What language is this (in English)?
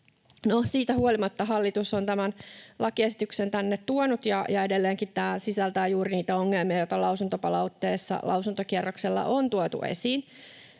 Finnish